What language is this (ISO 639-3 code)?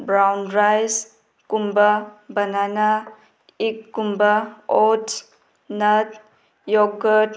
mni